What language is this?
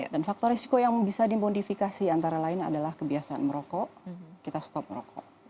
Indonesian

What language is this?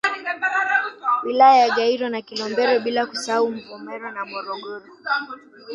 Swahili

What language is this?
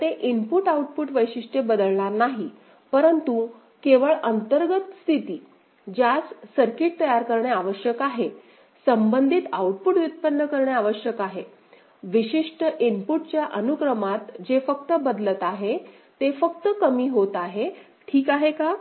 Marathi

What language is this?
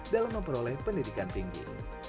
Indonesian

